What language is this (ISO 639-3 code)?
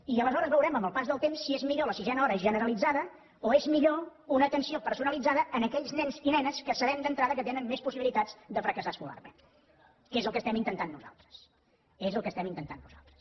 cat